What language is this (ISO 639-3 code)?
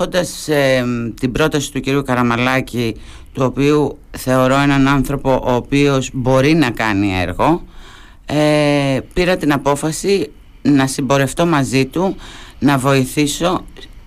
ell